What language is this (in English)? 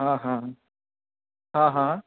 Maithili